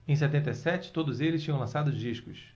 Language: Portuguese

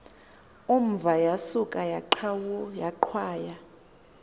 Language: Xhosa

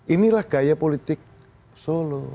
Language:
Indonesian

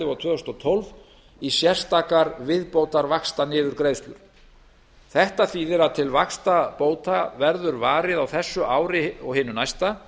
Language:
Icelandic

